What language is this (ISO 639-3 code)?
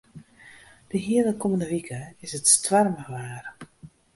fry